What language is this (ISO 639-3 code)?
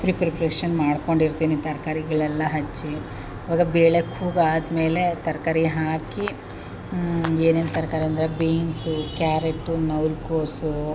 kan